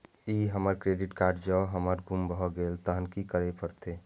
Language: Maithili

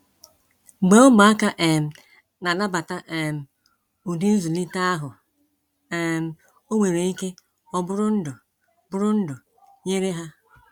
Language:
Igbo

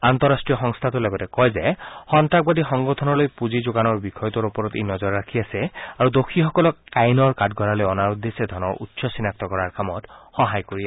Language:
Assamese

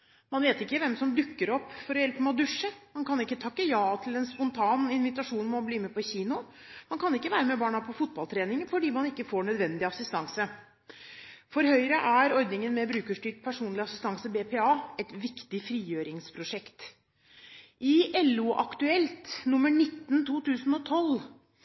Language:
Norwegian Bokmål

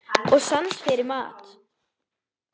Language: Icelandic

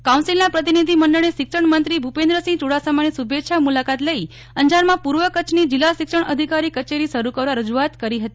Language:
Gujarati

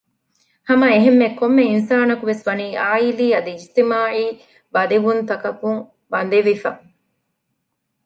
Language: Divehi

